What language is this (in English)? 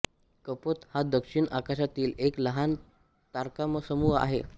Marathi